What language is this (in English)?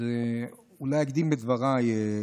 Hebrew